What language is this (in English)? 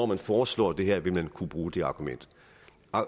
Danish